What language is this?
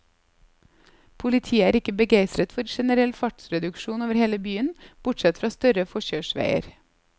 Norwegian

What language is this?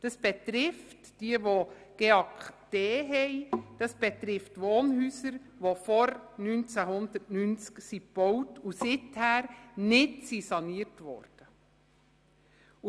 Swiss German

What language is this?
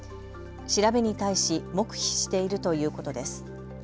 Japanese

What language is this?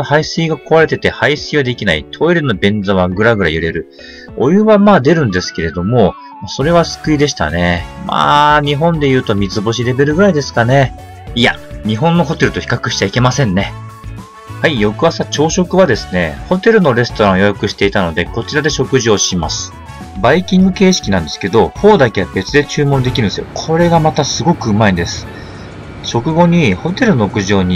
Japanese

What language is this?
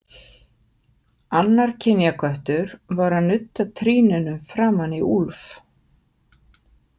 Icelandic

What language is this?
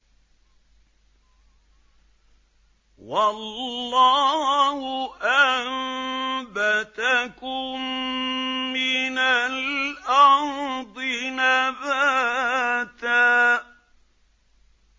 Arabic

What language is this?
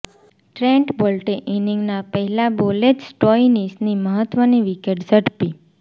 Gujarati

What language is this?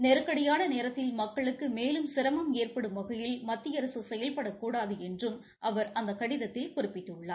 Tamil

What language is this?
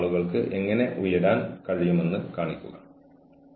Malayalam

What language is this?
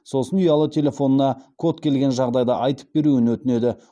Kazakh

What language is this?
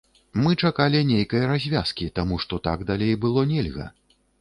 Belarusian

